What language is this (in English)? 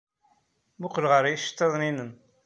Kabyle